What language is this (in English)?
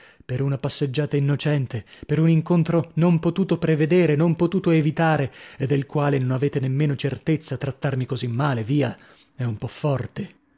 Italian